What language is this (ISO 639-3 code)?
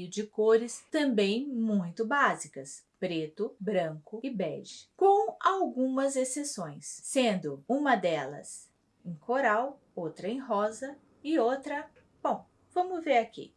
por